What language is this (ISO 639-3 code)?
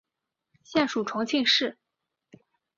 zho